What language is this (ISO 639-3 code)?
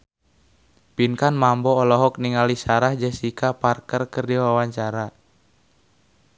sun